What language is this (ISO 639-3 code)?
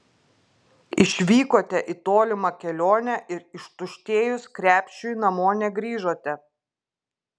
lit